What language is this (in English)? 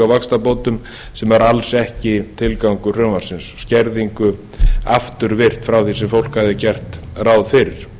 Icelandic